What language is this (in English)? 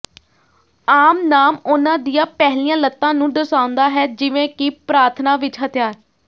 Punjabi